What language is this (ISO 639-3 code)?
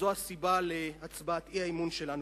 heb